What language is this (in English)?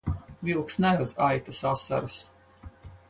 Latvian